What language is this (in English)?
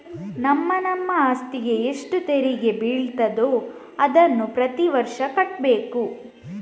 Kannada